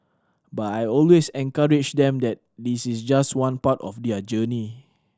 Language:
English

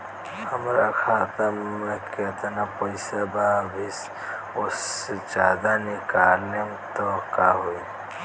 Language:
Bhojpuri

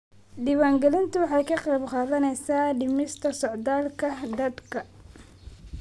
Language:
Somali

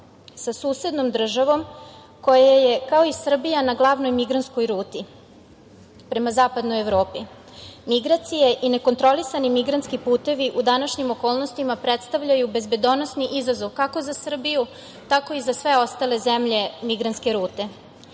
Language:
Serbian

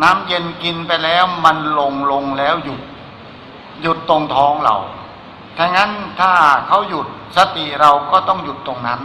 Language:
Thai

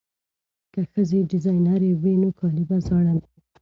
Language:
Pashto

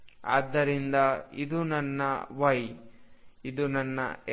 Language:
Kannada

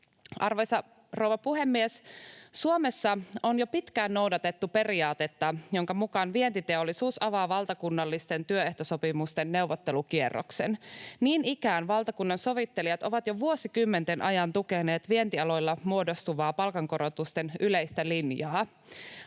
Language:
Finnish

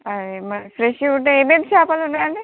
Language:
Telugu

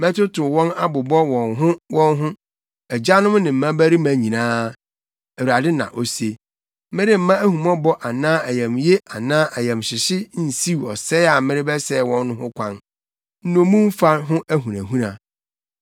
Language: Akan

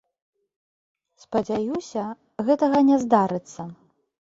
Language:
Belarusian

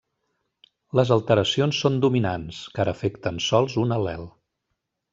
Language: Catalan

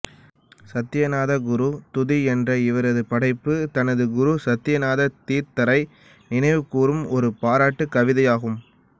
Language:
Tamil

